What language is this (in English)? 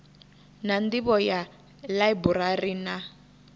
Venda